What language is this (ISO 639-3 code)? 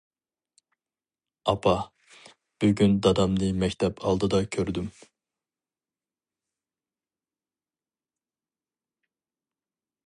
uig